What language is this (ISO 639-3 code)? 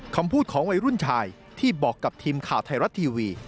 tha